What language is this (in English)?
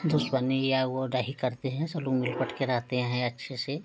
Hindi